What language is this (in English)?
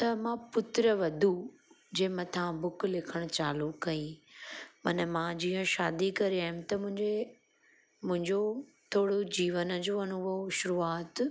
Sindhi